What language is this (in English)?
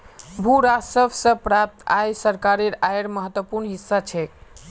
Magahi